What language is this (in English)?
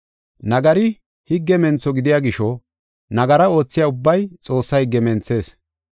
Gofa